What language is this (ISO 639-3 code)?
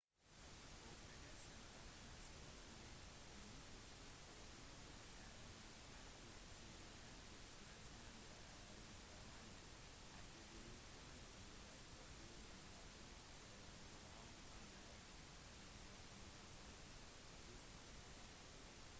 nob